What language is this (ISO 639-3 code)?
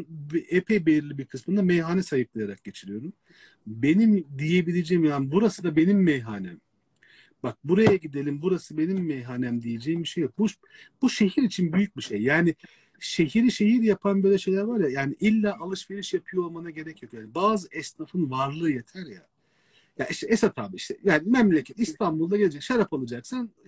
tur